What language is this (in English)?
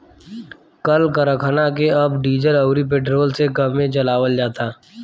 Bhojpuri